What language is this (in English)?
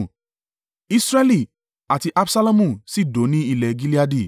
Yoruba